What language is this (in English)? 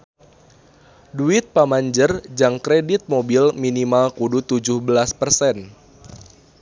Sundanese